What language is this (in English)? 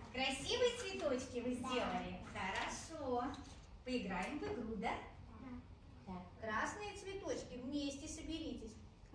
Russian